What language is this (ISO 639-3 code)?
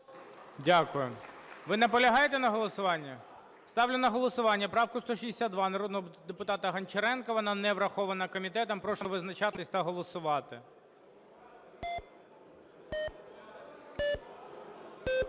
ukr